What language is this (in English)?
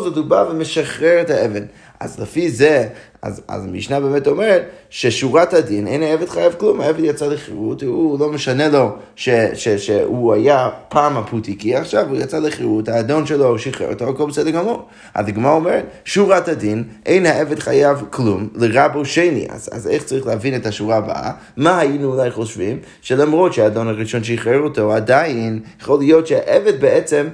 Hebrew